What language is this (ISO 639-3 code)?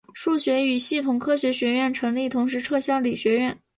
zho